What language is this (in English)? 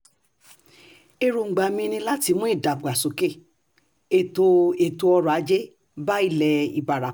Yoruba